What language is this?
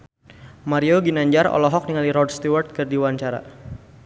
Sundanese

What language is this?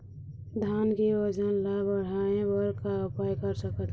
Chhattisgarhi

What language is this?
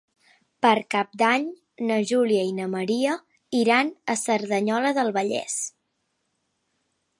Catalan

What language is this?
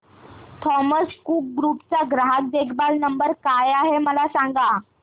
Marathi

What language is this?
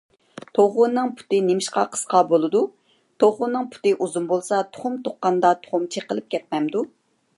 Uyghur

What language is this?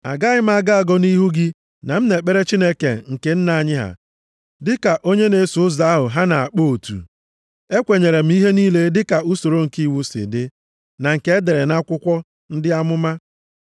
Igbo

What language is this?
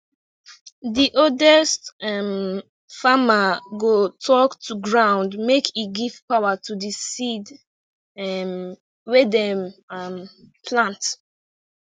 Nigerian Pidgin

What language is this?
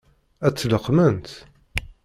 Kabyle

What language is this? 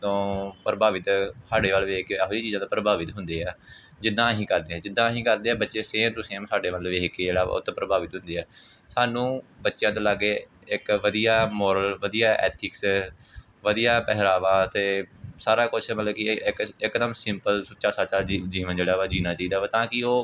Punjabi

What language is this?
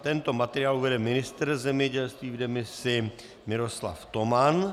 Czech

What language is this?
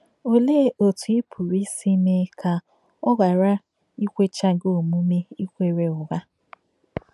Igbo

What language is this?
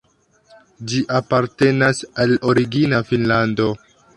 Esperanto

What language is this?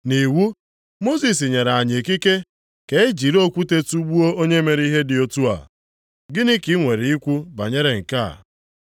Igbo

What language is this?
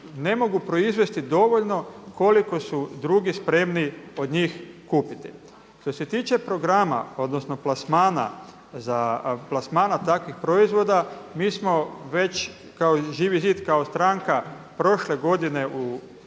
Croatian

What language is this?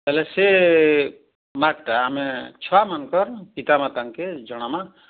Odia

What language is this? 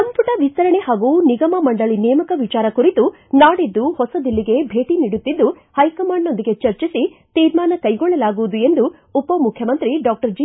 Kannada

